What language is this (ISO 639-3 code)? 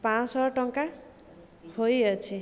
ori